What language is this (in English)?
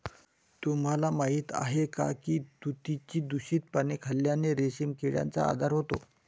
Marathi